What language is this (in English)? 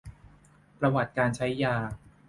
Thai